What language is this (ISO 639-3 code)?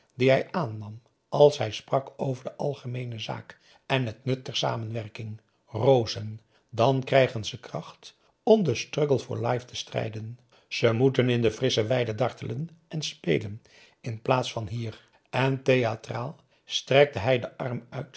nld